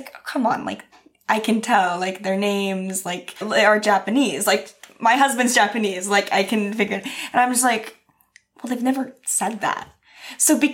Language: English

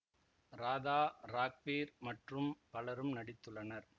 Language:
Tamil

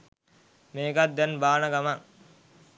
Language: Sinhala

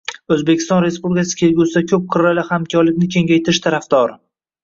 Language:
Uzbek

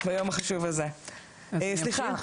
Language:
Hebrew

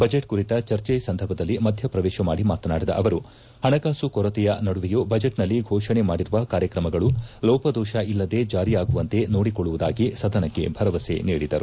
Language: Kannada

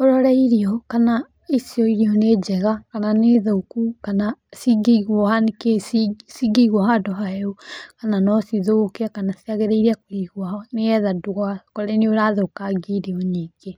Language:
Kikuyu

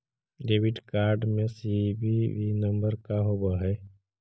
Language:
Magahi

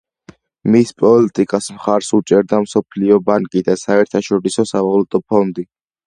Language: Georgian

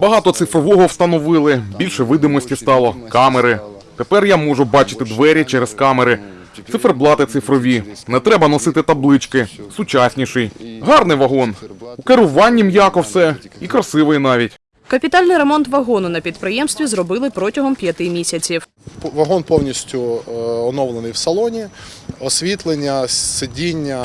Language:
Ukrainian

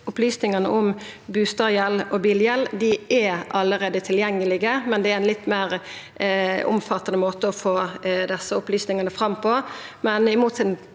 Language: Norwegian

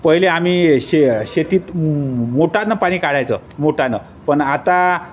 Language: Marathi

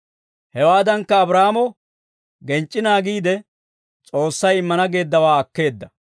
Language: Dawro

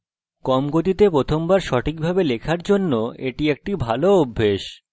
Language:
Bangla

